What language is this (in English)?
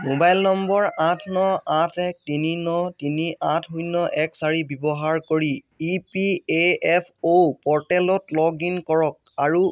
Assamese